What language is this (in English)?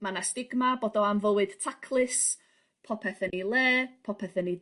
Welsh